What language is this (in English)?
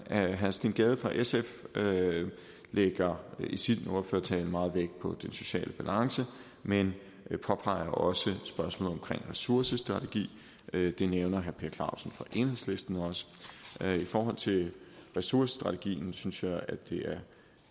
Danish